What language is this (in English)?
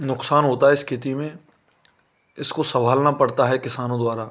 Hindi